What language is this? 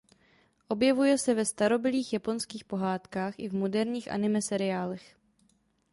Czech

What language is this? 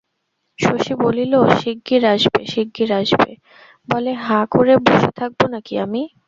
Bangla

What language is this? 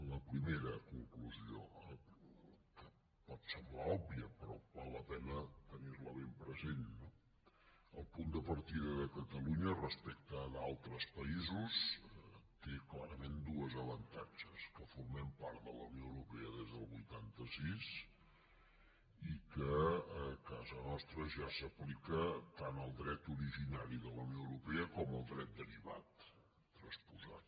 Catalan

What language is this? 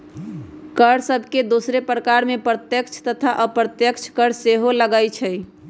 Magahi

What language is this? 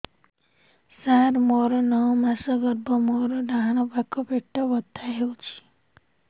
Odia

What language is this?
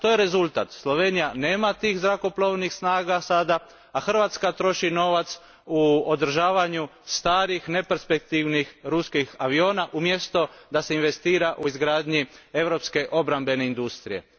Croatian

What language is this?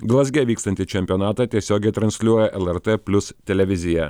Lithuanian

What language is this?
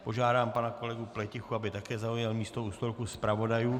Czech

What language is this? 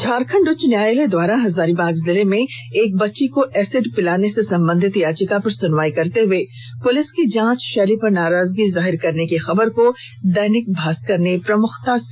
Hindi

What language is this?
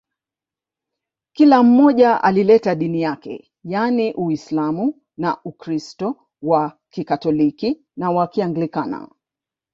Swahili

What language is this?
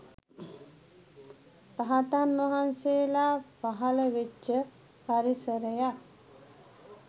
Sinhala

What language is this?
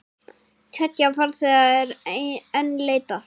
Icelandic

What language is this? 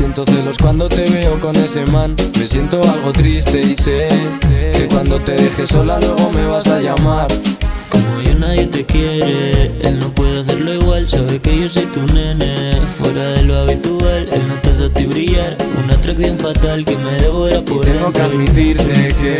Spanish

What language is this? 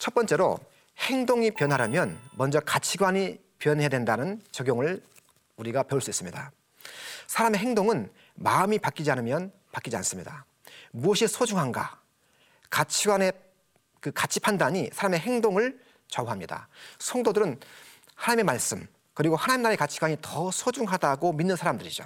Korean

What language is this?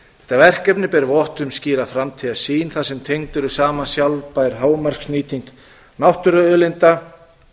Icelandic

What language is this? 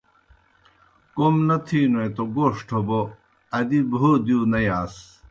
Kohistani Shina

